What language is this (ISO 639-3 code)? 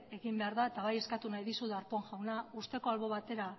eus